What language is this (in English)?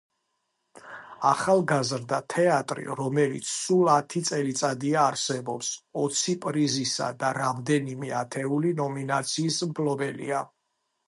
Georgian